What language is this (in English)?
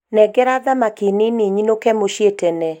Kikuyu